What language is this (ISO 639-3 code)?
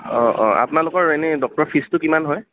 asm